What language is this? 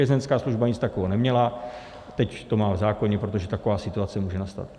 Czech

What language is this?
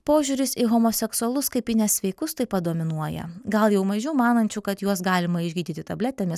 Lithuanian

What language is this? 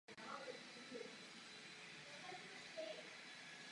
Czech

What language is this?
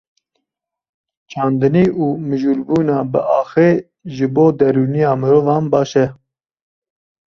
Kurdish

